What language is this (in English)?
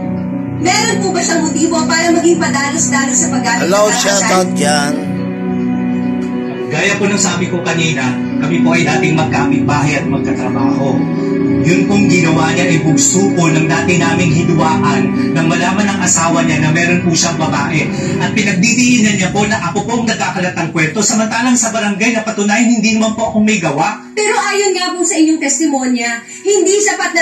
Filipino